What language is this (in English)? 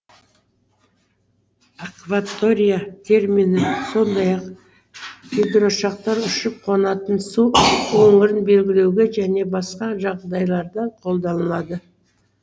Kazakh